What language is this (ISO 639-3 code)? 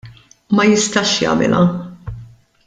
mlt